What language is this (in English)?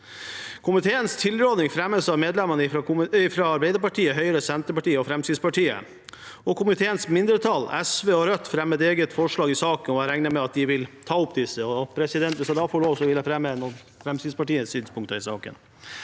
Norwegian